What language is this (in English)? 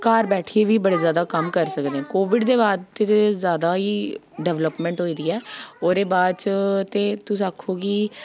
Dogri